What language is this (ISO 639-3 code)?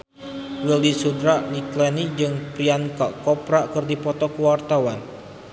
sun